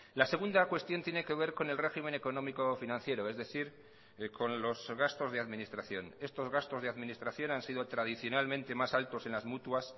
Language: Spanish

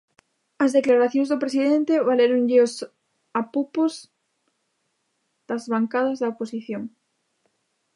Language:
Galician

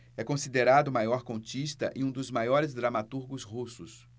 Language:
Portuguese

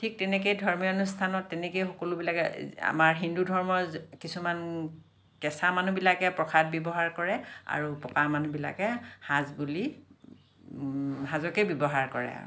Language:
Assamese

